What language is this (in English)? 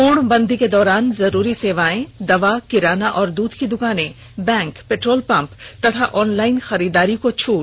Hindi